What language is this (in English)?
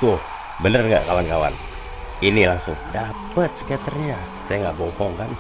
Indonesian